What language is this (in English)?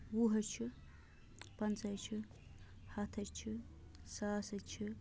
Kashmiri